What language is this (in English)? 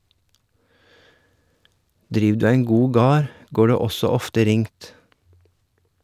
Norwegian